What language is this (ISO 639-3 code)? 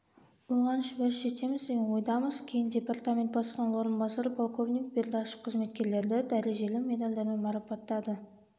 kaz